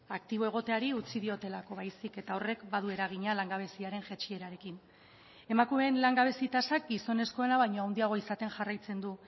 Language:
Basque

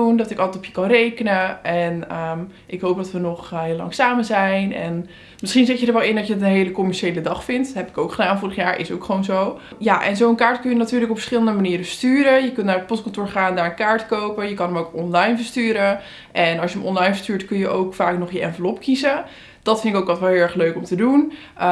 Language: Dutch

